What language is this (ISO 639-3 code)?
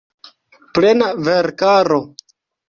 epo